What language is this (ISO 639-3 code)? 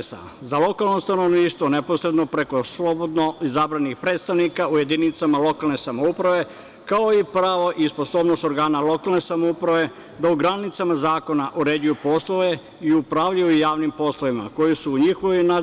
srp